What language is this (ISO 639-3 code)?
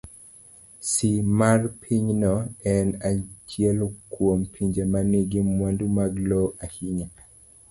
luo